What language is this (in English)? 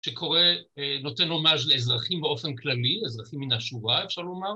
Hebrew